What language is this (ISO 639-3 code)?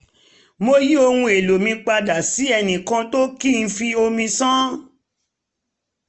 yor